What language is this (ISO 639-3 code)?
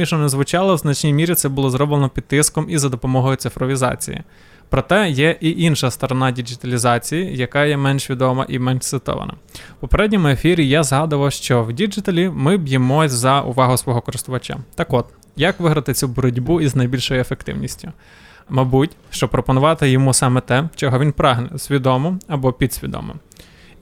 ukr